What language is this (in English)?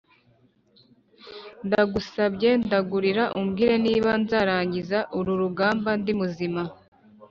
Kinyarwanda